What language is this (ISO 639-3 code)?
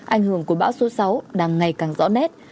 vie